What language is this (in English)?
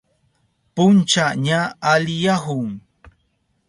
Southern Pastaza Quechua